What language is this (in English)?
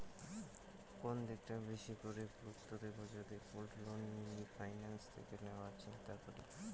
Bangla